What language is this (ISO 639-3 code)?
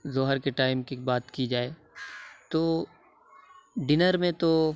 urd